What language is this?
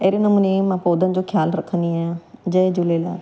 Sindhi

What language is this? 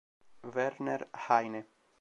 Italian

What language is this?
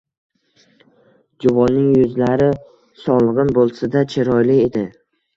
Uzbek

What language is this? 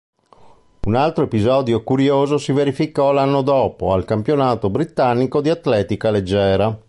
Italian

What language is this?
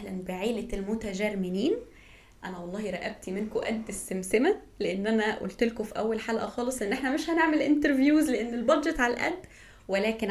Arabic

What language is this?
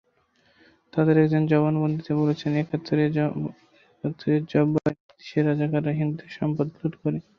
Bangla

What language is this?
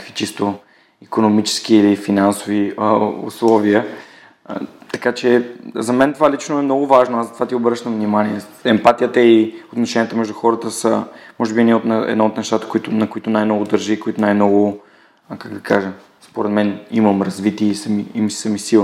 Bulgarian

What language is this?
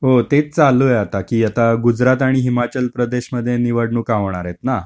Marathi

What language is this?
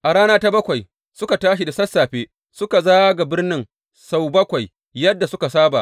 Hausa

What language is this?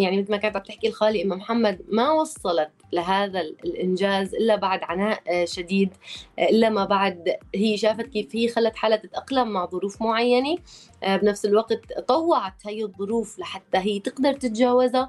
Arabic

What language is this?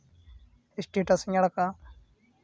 Santali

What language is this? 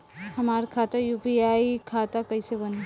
Bhojpuri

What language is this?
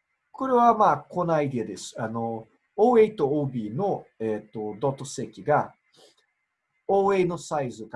Japanese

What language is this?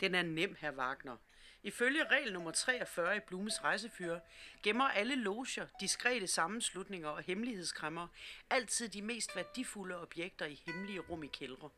Danish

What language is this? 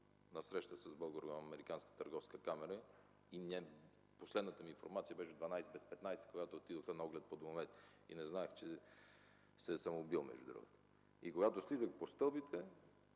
Bulgarian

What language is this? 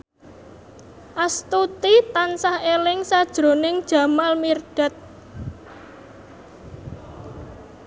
Javanese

